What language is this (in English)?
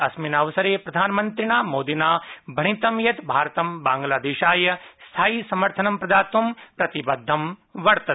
Sanskrit